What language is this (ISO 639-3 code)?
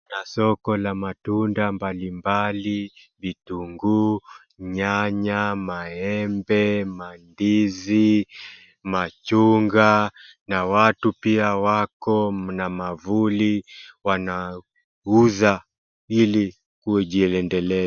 swa